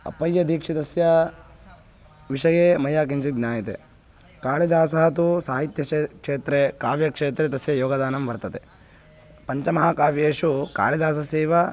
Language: Sanskrit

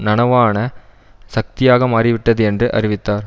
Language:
Tamil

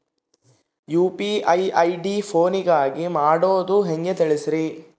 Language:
Kannada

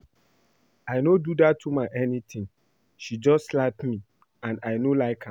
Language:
Nigerian Pidgin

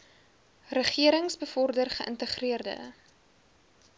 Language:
Afrikaans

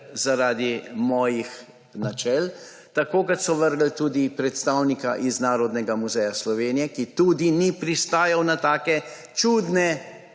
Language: Slovenian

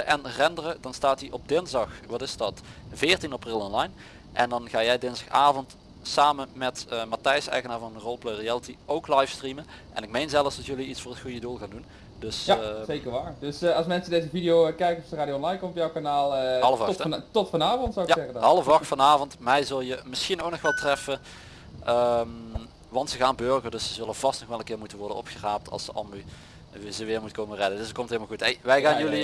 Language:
Dutch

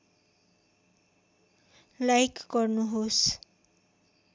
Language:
Nepali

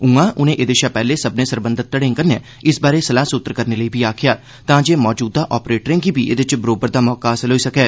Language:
Dogri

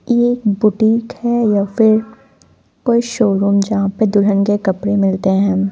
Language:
Hindi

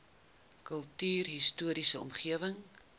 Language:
Afrikaans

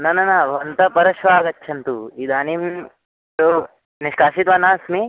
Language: Sanskrit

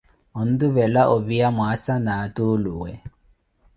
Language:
Koti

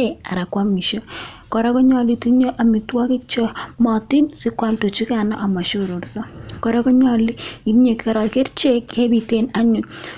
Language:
Kalenjin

